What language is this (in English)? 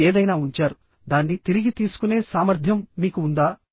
Telugu